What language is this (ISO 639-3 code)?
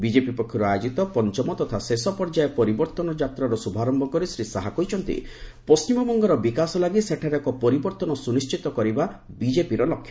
ori